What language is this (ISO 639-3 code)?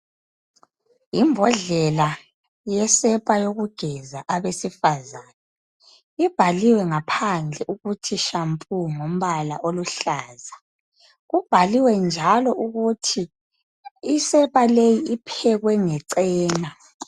nde